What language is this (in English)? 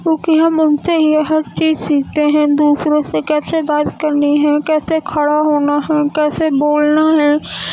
Urdu